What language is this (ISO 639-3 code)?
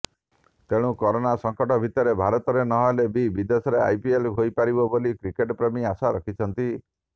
ori